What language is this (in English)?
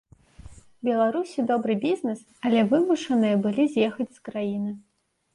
Belarusian